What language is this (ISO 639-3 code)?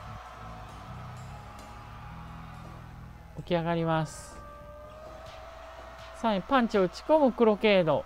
jpn